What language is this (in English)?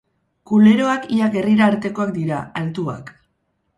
Basque